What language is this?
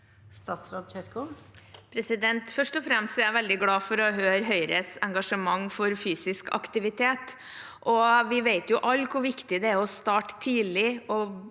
Norwegian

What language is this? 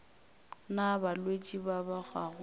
Northern Sotho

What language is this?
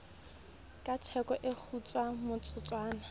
Southern Sotho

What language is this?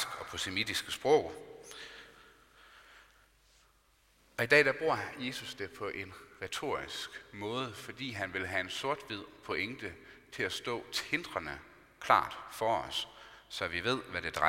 Danish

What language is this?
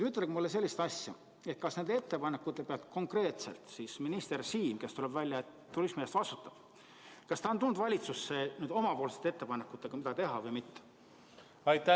Estonian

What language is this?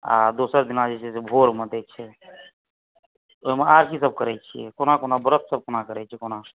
Maithili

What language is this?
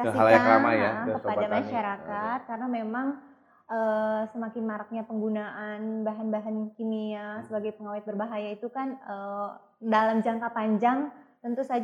Indonesian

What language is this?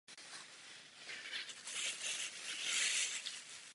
Czech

